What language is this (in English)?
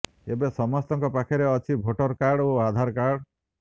Odia